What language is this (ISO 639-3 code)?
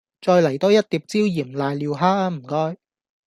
yue